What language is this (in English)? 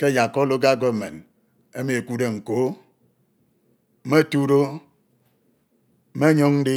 Ito